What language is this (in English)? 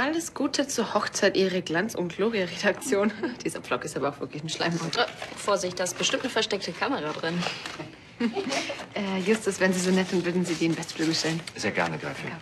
German